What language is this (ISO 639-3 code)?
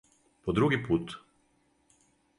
srp